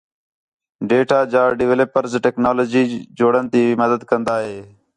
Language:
Khetrani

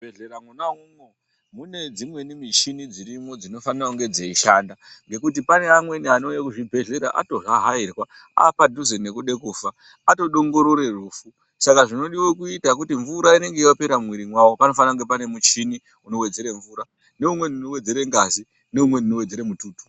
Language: Ndau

